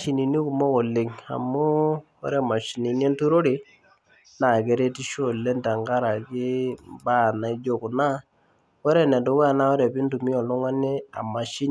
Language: Masai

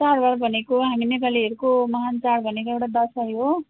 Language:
Nepali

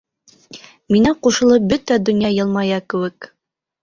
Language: Bashkir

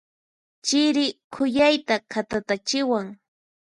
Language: Puno Quechua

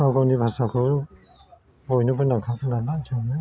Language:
Bodo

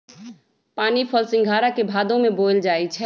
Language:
Magahi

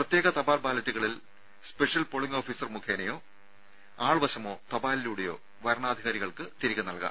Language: Malayalam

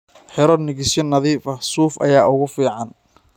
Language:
Somali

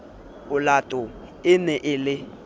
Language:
Southern Sotho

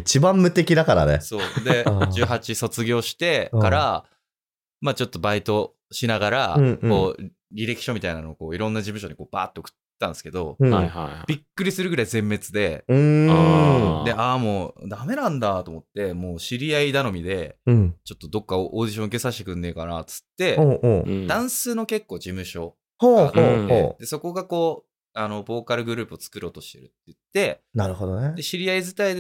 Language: Japanese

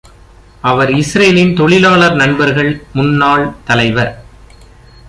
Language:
Tamil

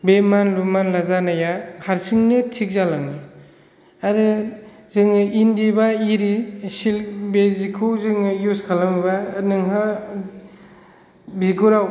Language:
Bodo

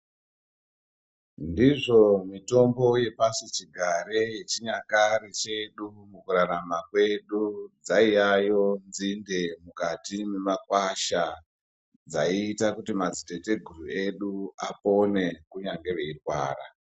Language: Ndau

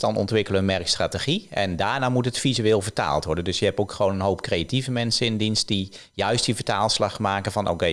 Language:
Dutch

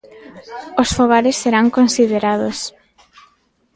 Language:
Galician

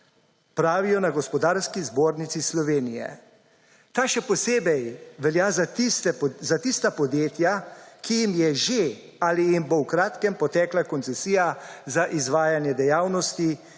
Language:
Slovenian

